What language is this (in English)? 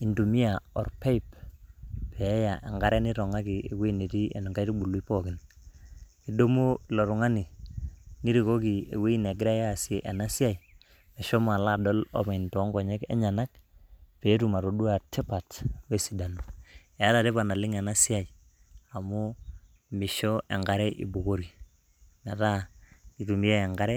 Masai